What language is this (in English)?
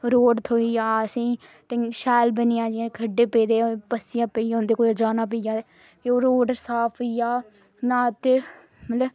Dogri